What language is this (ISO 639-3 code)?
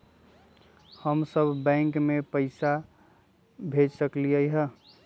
mag